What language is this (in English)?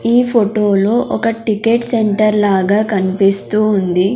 Telugu